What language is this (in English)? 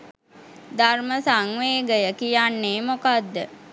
Sinhala